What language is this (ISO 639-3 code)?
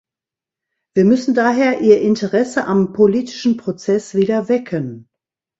deu